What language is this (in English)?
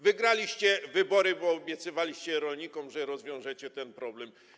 Polish